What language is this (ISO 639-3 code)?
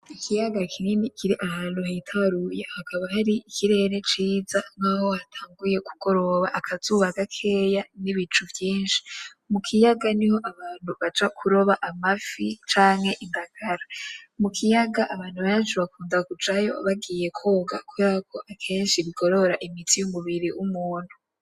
run